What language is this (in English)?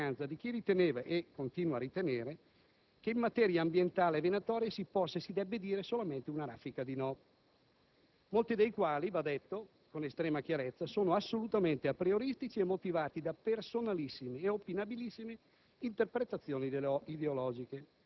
Italian